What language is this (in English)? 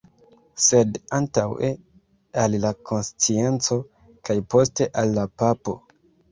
Esperanto